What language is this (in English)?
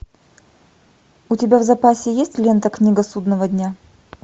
Russian